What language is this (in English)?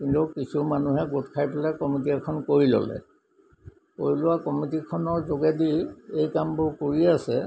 Assamese